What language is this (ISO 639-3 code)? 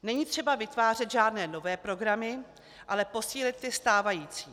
ces